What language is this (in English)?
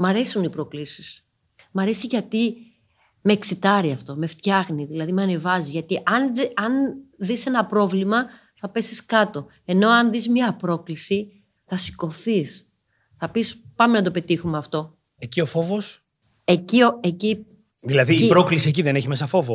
Greek